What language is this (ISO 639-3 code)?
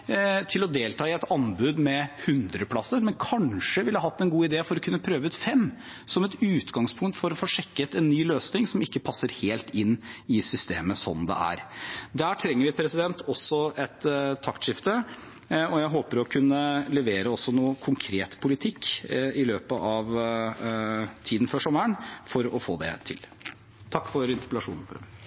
nob